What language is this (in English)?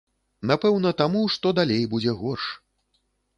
Belarusian